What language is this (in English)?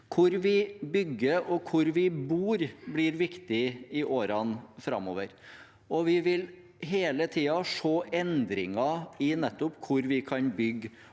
Norwegian